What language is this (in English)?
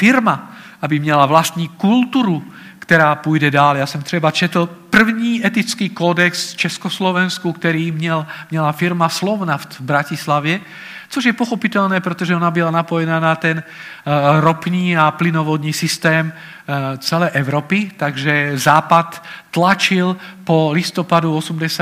Czech